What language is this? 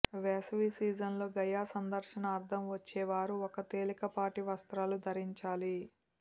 Telugu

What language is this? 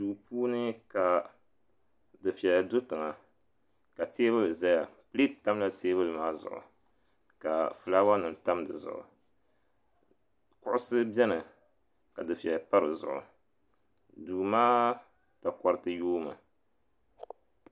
Dagbani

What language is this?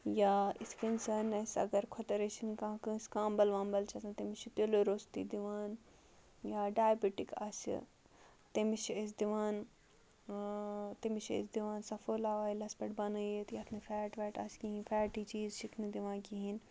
Kashmiri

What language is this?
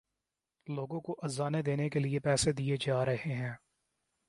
Urdu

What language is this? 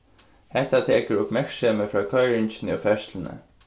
Faroese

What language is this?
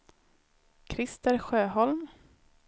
Swedish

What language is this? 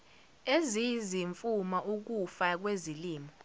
Zulu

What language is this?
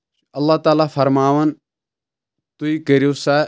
Kashmiri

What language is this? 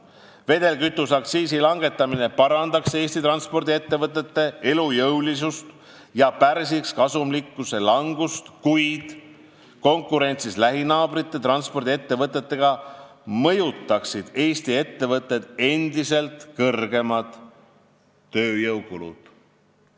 Estonian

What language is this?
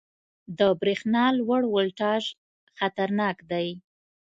Pashto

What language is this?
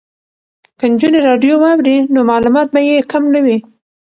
Pashto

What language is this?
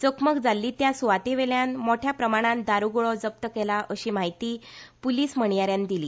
Konkani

